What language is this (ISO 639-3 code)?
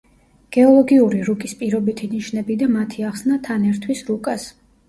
kat